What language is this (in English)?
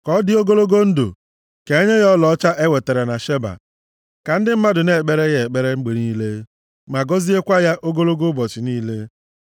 Igbo